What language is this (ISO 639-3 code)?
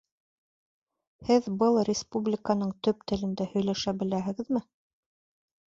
bak